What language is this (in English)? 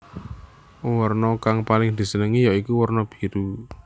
Javanese